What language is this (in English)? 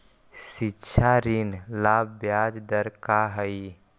Magahi